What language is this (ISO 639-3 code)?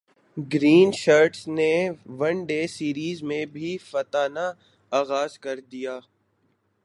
urd